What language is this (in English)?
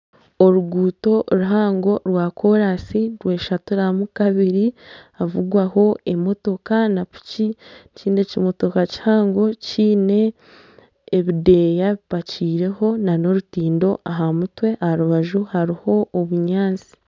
Nyankole